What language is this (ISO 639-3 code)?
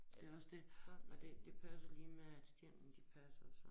dan